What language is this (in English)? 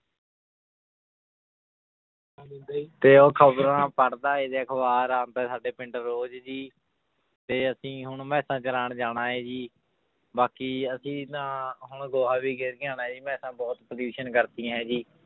Punjabi